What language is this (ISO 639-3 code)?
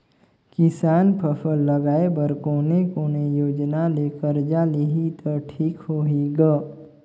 hne